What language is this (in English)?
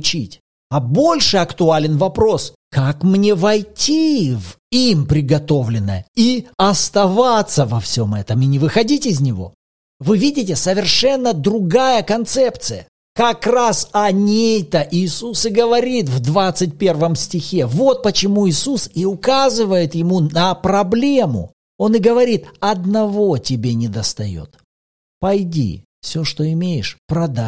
Russian